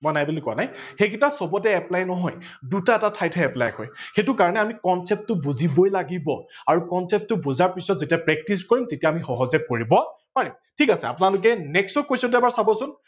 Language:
Assamese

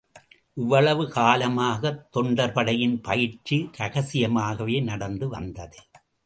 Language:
Tamil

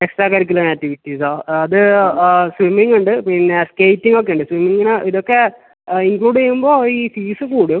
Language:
Malayalam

